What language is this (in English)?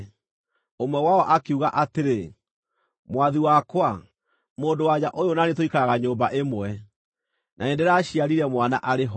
Kikuyu